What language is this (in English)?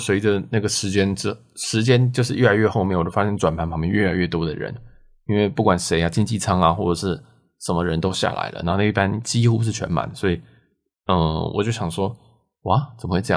Chinese